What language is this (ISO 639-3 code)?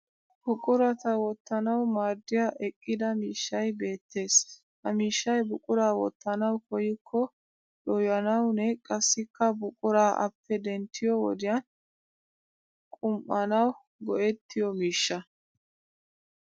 wal